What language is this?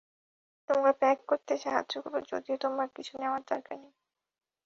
Bangla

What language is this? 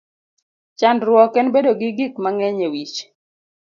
Luo (Kenya and Tanzania)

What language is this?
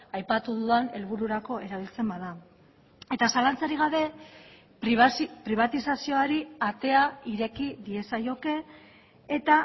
Basque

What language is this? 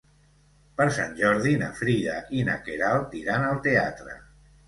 Catalan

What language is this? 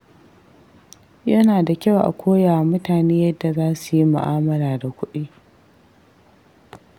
Hausa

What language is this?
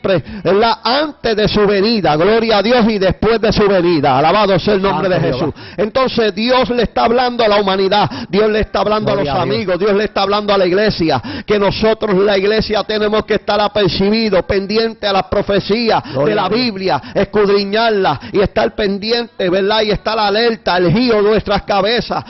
Spanish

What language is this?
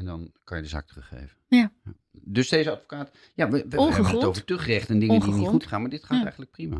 Dutch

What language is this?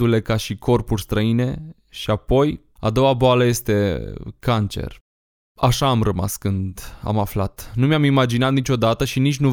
Romanian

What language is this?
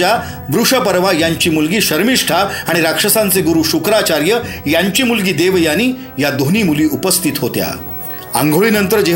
Marathi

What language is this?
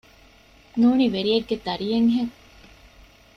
Divehi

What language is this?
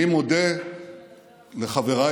Hebrew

